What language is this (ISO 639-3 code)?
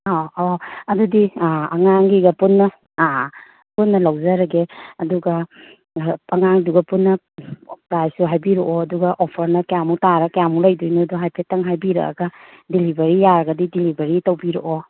mni